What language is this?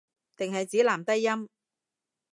Cantonese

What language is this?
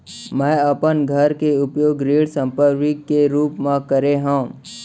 Chhattisgarhi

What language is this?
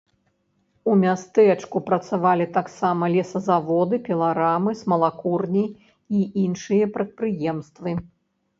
Belarusian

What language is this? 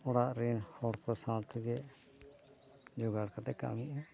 Santali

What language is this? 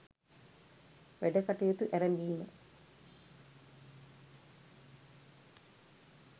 Sinhala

